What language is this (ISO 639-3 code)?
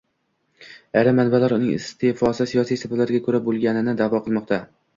uzb